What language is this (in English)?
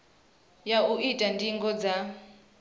Venda